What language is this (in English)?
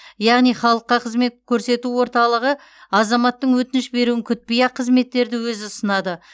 Kazakh